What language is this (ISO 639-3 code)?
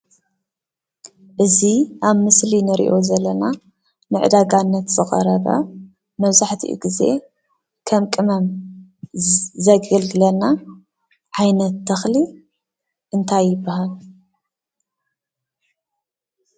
tir